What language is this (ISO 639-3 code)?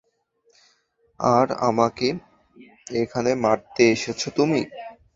ben